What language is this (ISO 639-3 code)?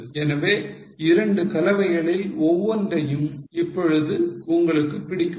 tam